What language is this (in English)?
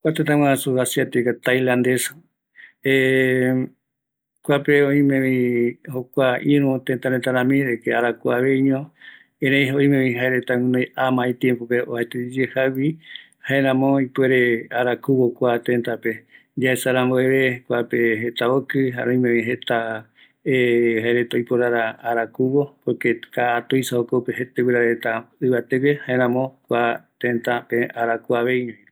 Eastern Bolivian Guaraní